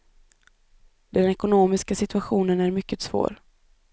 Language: Swedish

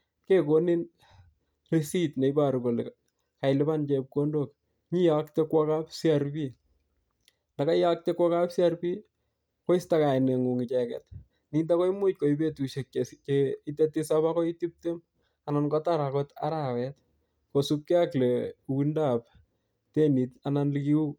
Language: Kalenjin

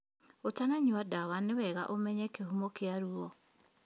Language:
Kikuyu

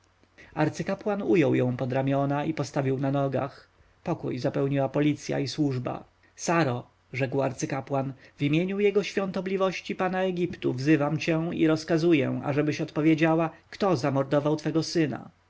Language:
Polish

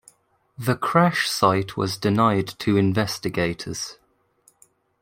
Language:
English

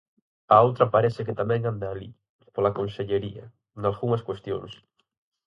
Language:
Galician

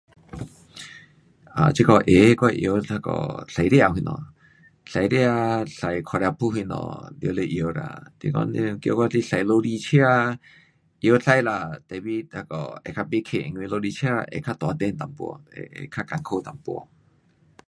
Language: Pu-Xian Chinese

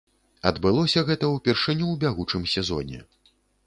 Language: Belarusian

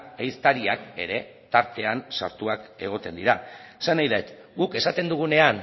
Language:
Basque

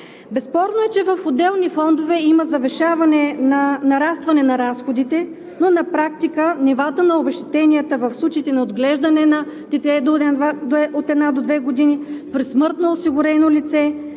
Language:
Bulgarian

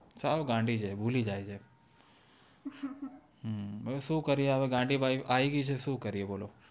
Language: Gujarati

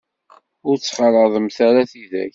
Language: Kabyle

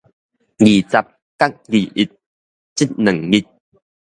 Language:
Min Nan Chinese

